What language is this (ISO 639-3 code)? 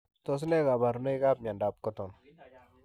kln